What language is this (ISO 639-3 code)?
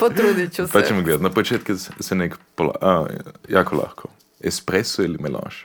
hrv